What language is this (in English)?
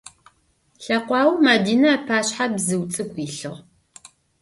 Adyghe